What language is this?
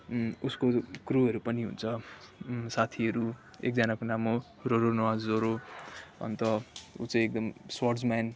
Nepali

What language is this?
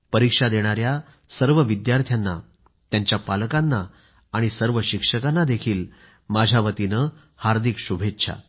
Marathi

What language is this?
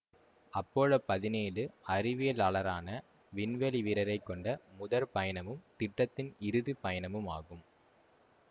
Tamil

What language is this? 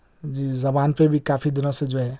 Urdu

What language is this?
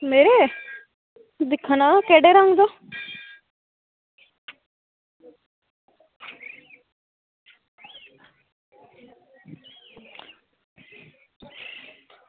Dogri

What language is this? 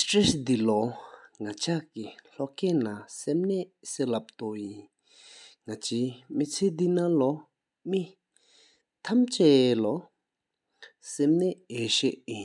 Sikkimese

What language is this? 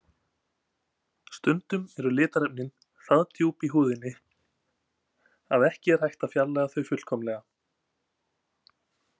Icelandic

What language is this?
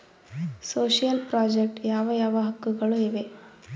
Kannada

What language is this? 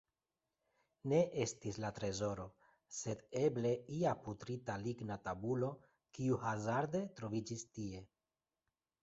Esperanto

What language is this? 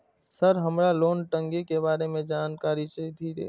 Maithili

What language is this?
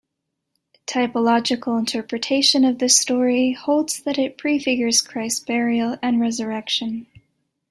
English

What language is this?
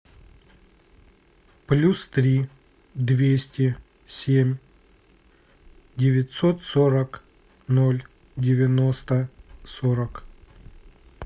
Russian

